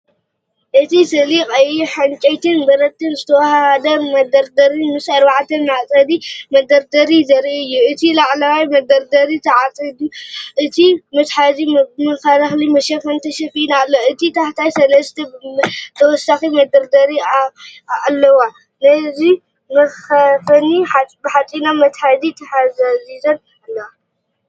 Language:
Tigrinya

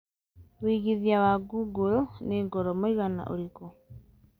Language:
Kikuyu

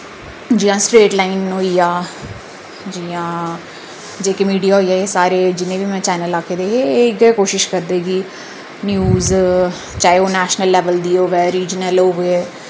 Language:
Dogri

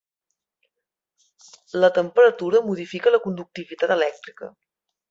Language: Catalan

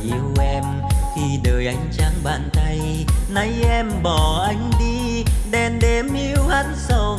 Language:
Vietnamese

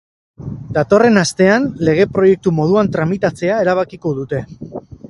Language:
Basque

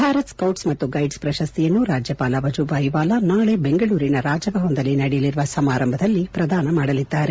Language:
Kannada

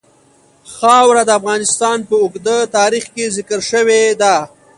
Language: Pashto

